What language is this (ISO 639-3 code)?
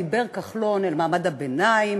heb